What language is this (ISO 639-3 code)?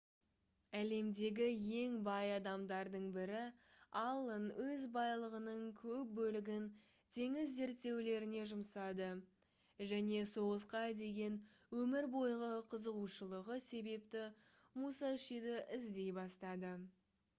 kaz